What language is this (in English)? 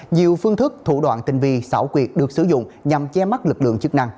Vietnamese